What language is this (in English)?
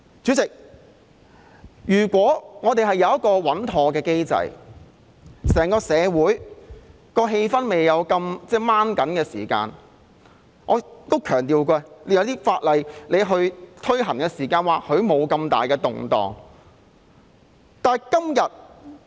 Cantonese